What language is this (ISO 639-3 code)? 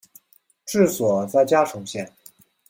zho